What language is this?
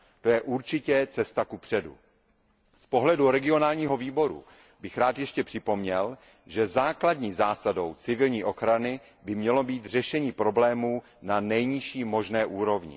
Czech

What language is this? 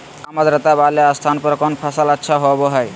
Magahi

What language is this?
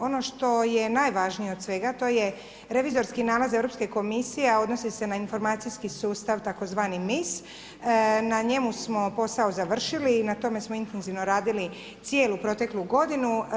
Croatian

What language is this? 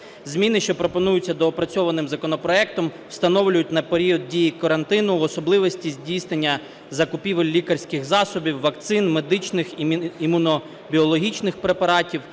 Ukrainian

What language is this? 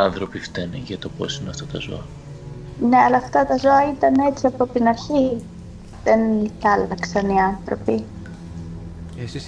Greek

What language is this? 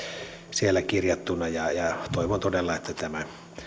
Finnish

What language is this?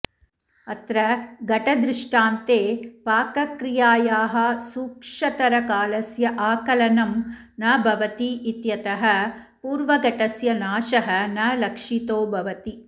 Sanskrit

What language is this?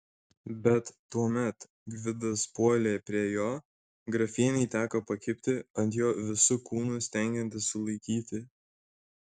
Lithuanian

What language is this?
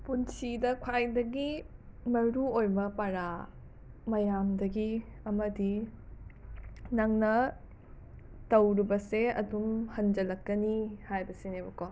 Manipuri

